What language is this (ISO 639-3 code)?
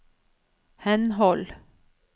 nor